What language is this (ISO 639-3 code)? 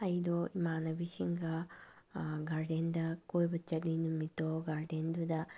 mni